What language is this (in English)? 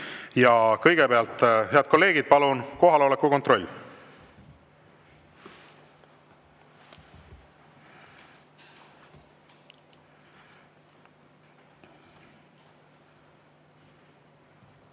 Estonian